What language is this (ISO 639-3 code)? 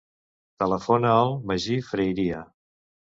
cat